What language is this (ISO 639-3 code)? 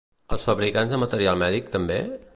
cat